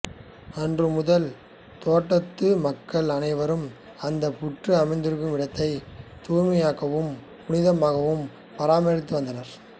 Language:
Tamil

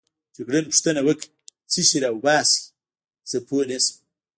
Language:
Pashto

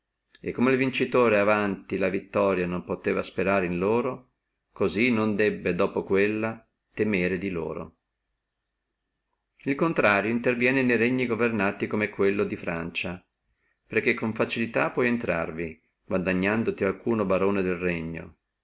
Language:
Italian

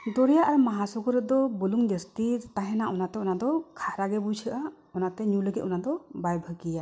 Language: Santali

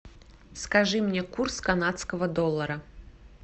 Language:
Russian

